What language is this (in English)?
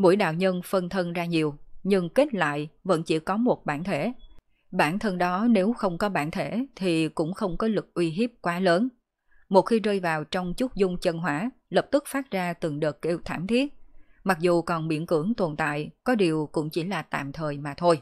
Vietnamese